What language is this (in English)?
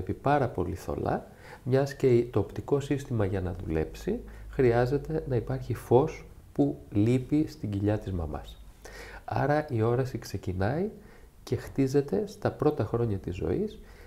Greek